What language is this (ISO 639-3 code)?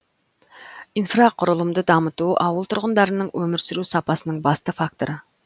kaz